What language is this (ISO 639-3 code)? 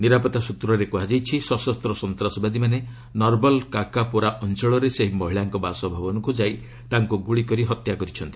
ori